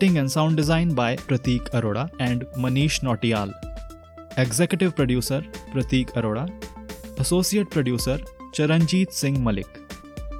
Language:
Hindi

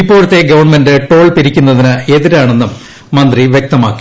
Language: Malayalam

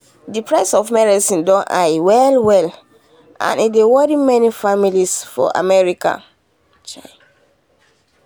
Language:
Nigerian Pidgin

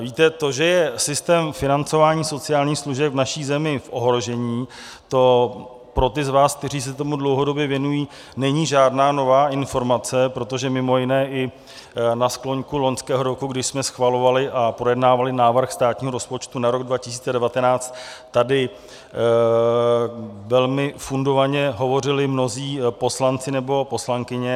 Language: Czech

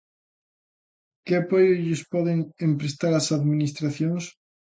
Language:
Galician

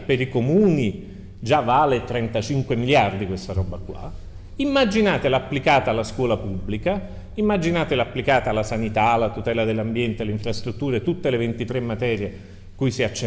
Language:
Italian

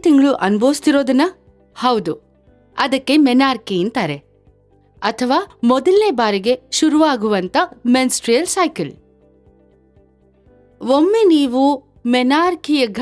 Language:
Italian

